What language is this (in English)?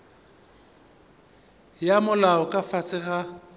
Northern Sotho